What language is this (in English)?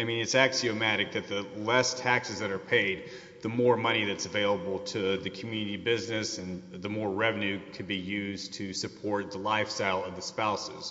English